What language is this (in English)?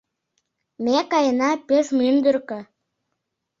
Mari